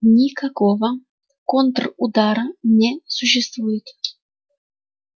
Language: Russian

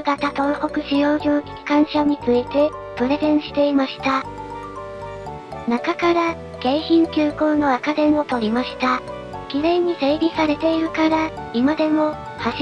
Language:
Japanese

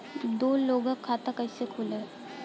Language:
Bhojpuri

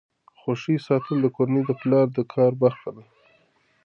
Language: Pashto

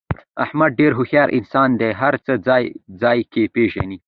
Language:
Pashto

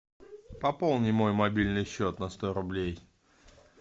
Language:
Russian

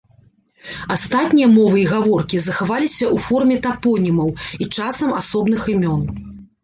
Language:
Belarusian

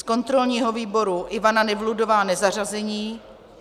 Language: Czech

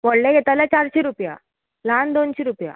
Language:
Konkani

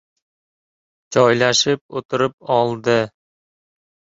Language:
Uzbek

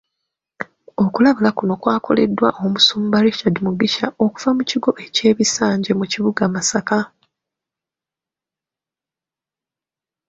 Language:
Ganda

